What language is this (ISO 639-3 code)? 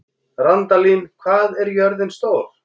isl